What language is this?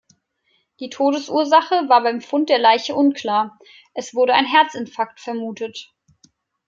German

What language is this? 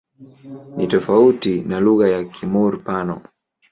Swahili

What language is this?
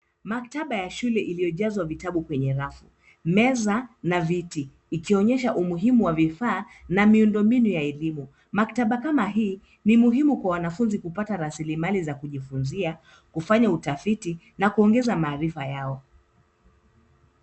Swahili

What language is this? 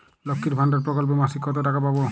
Bangla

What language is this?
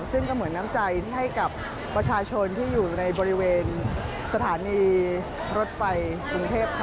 Thai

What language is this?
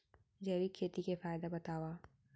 Chhattisgarhi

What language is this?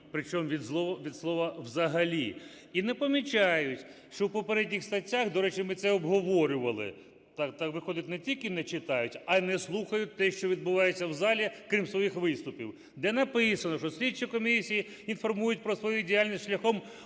Ukrainian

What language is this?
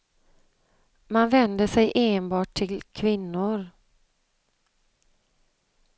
Swedish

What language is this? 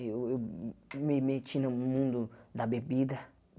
Portuguese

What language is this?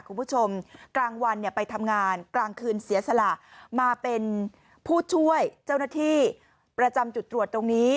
Thai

